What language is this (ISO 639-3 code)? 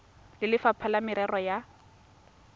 tsn